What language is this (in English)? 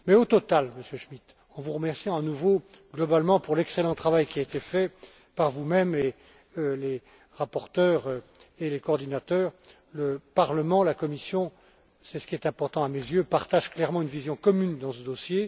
French